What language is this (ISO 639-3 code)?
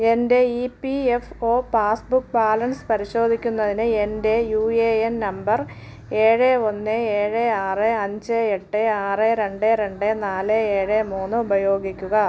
mal